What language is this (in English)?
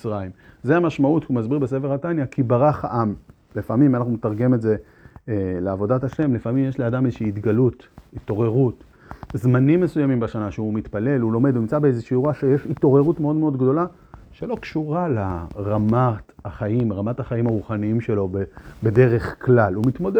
Hebrew